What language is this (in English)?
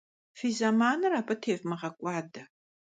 Kabardian